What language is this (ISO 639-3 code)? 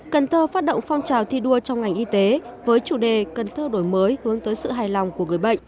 vie